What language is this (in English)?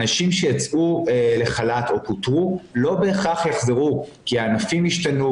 Hebrew